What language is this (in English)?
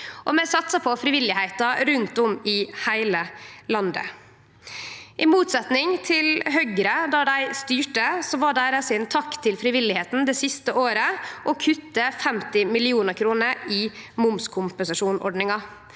Norwegian